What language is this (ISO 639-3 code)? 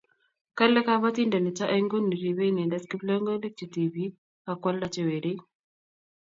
kln